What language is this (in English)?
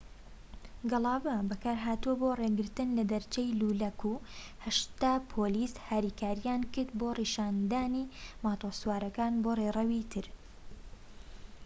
Central Kurdish